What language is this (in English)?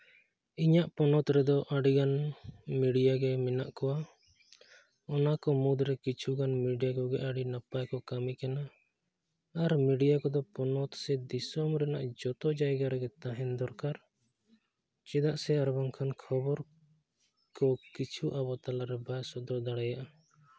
Santali